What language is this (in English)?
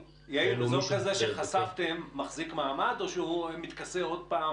Hebrew